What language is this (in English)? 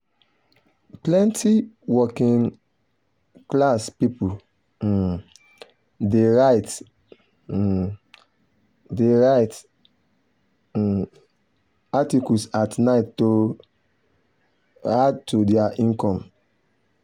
Nigerian Pidgin